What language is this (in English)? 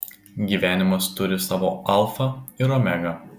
Lithuanian